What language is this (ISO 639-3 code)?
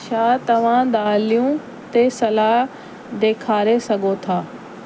snd